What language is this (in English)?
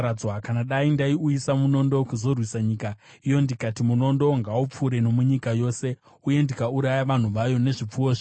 Shona